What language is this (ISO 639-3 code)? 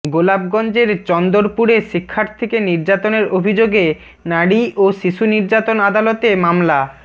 ben